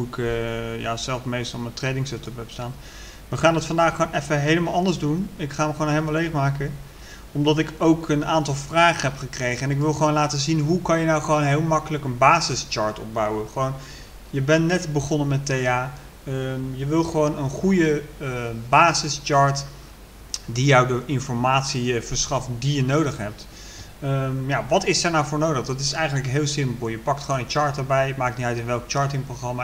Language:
Dutch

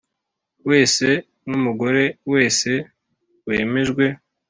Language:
Kinyarwanda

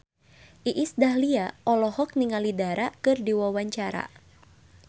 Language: Sundanese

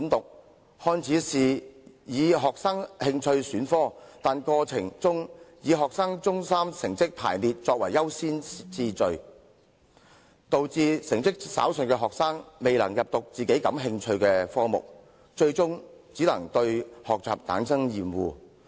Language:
Cantonese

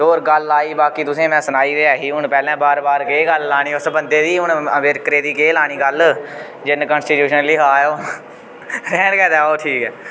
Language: Dogri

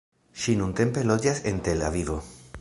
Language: Esperanto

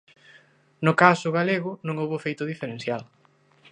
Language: Galician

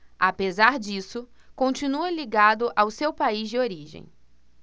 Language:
Portuguese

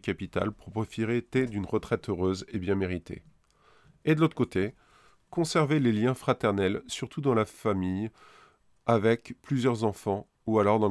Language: French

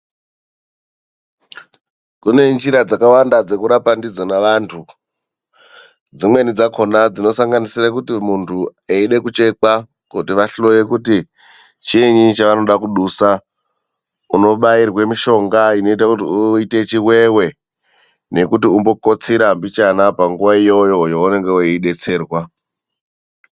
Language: Ndau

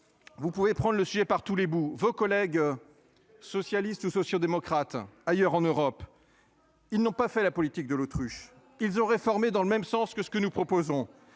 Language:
French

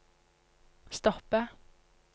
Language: Norwegian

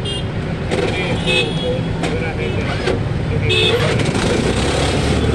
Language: Marathi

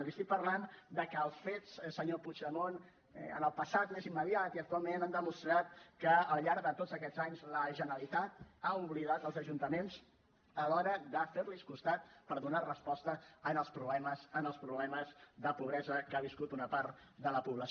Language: Catalan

